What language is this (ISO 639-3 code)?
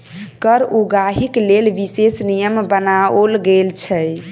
mai